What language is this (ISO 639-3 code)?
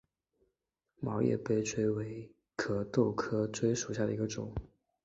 zho